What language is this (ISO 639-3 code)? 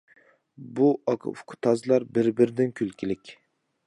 uig